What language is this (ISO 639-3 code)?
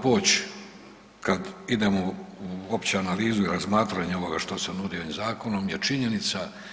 hrv